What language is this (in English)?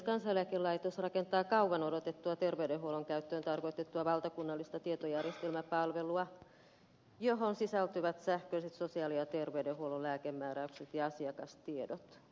Finnish